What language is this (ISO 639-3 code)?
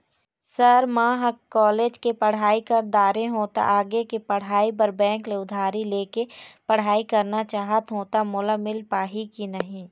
hne